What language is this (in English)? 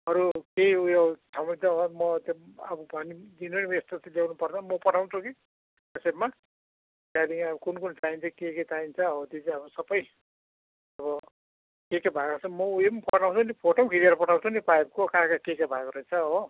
Nepali